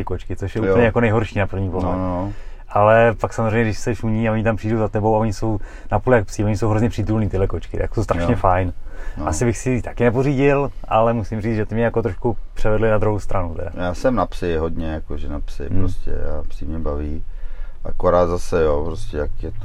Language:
Czech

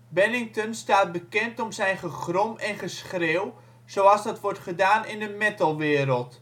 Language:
Dutch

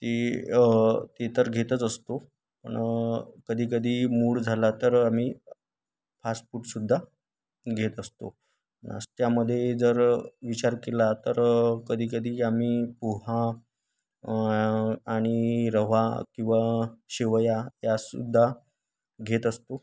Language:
Marathi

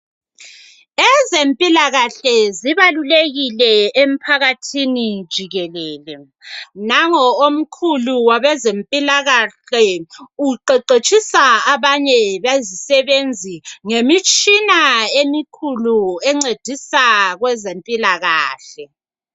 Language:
North Ndebele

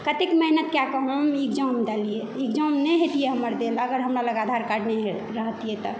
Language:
Maithili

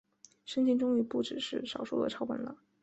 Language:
Chinese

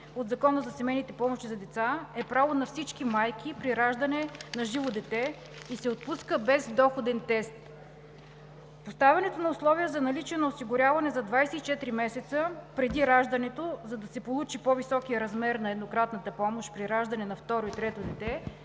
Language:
Bulgarian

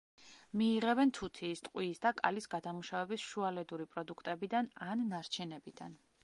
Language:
Georgian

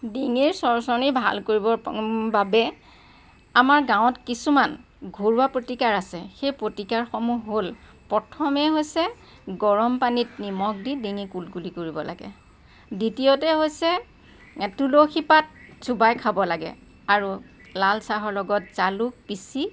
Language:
Assamese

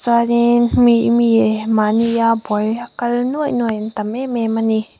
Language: Mizo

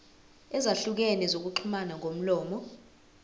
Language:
Zulu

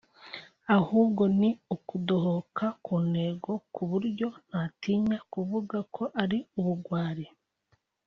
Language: Kinyarwanda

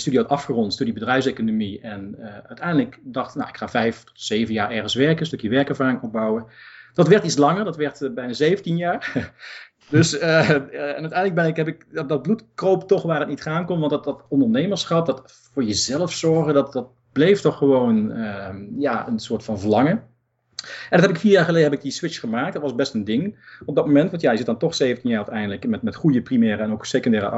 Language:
Dutch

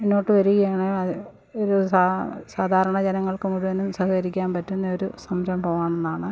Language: Malayalam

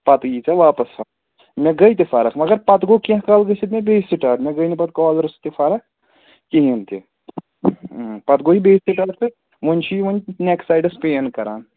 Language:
Kashmiri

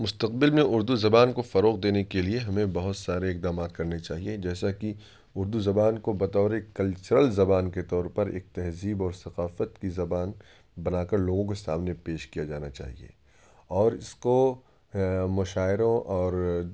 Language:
Urdu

